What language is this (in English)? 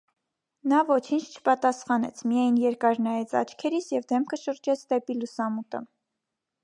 Armenian